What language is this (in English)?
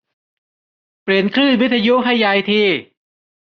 Thai